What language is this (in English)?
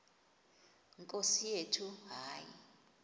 Xhosa